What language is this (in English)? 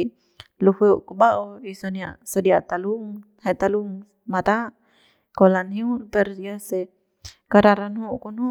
Central Pame